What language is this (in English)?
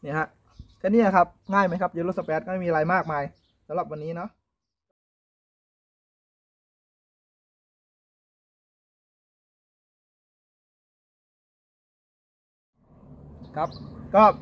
Thai